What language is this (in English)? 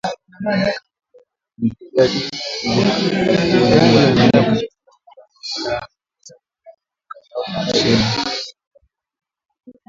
Swahili